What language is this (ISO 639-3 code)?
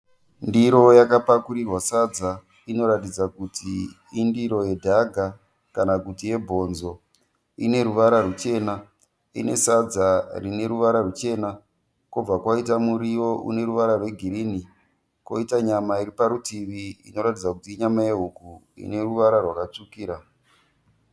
sna